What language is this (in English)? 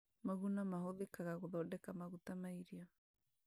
Kikuyu